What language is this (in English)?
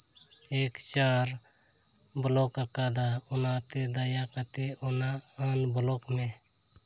Santali